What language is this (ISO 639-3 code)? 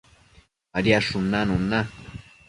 mcf